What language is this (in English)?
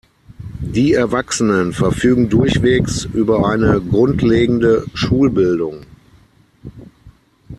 German